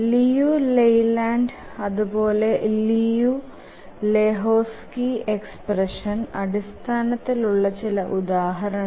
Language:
Malayalam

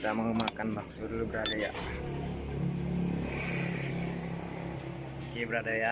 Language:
Indonesian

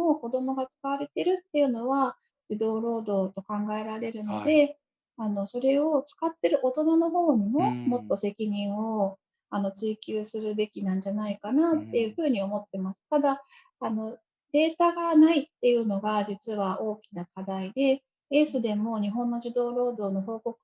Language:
Japanese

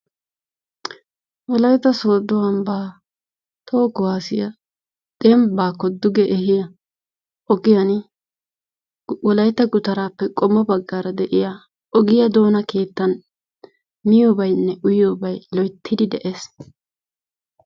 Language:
Wolaytta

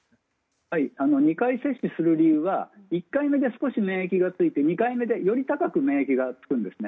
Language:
Japanese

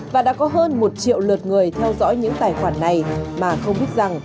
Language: Vietnamese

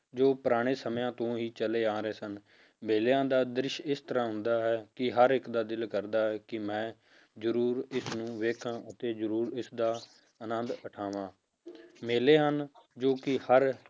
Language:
Punjabi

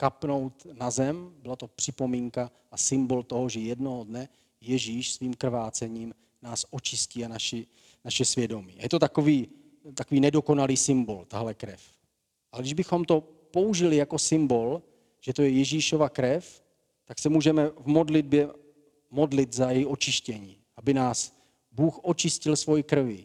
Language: Czech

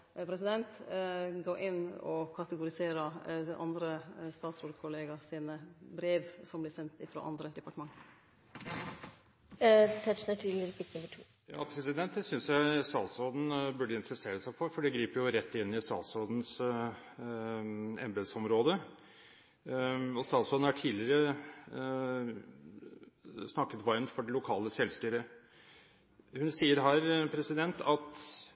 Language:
Norwegian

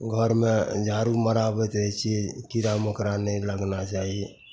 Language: Maithili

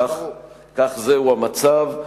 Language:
Hebrew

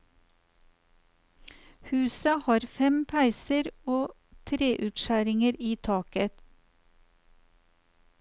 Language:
Norwegian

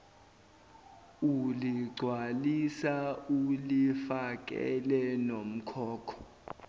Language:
Zulu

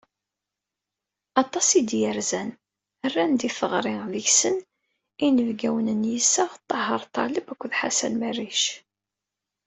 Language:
Kabyle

